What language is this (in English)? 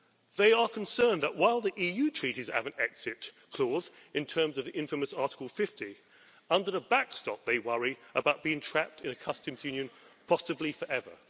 English